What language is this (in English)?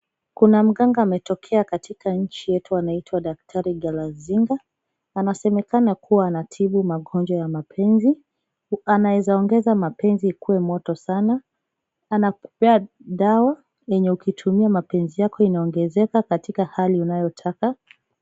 Swahili